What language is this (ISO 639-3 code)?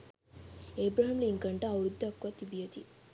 sin